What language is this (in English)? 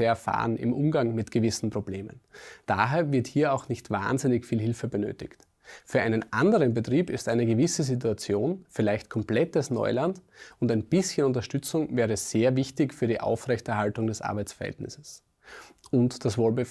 German